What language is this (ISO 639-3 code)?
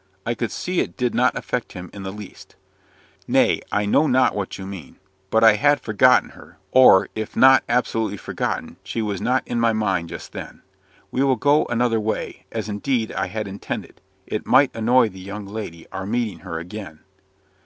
eng